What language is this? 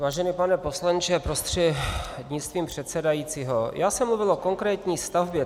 Czech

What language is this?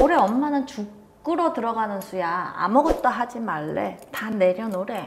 Korean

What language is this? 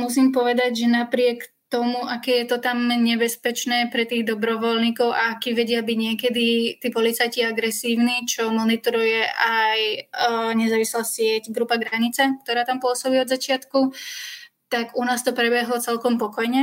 Slovak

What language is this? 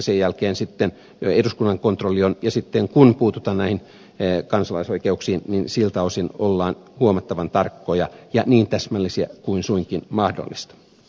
Finnish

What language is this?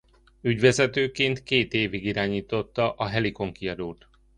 Hungarian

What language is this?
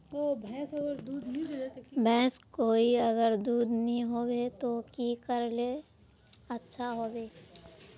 Magahi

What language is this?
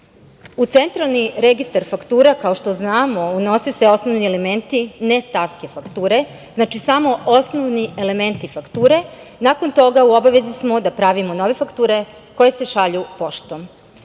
Serbian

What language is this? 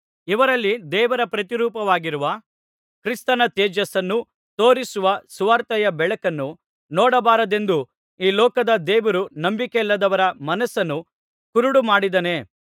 Kannada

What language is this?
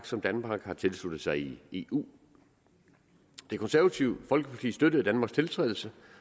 Danish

